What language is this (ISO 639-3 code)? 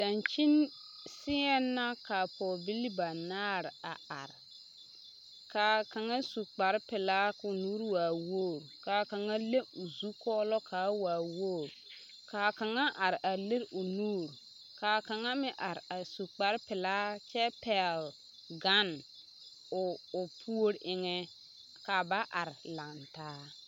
dga